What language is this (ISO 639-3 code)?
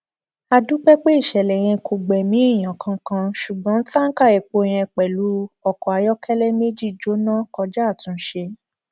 yor